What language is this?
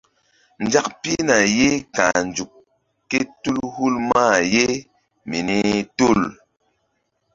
Mbum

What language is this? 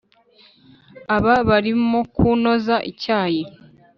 Kinyarwanda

